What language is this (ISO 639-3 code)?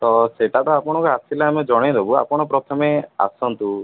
ori